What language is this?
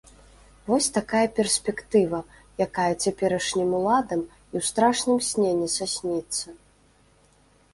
Belarusian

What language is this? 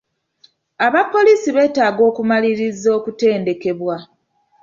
Ganda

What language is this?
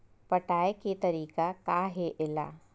Chhattisgarhi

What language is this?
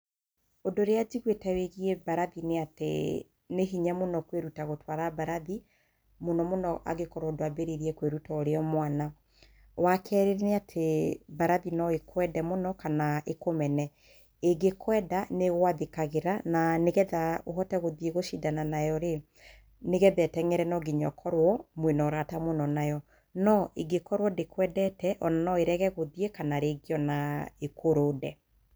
Kikuyu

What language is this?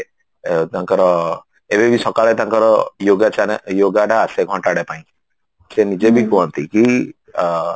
Odia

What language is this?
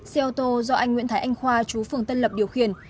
Vietnamese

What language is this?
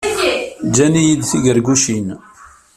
Kabyle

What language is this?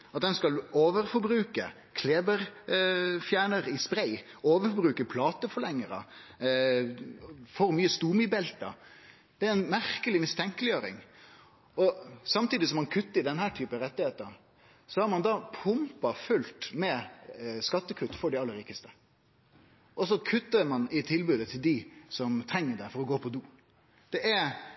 Norwegian Nynorsk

